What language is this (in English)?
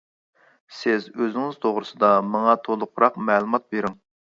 Uyghur